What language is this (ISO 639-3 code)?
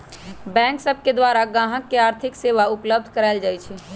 mag